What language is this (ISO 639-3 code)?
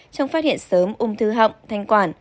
vie